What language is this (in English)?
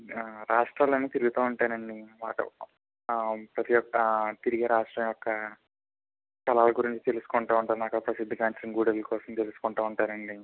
Telugu